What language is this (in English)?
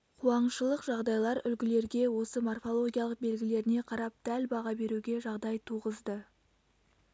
Kazakh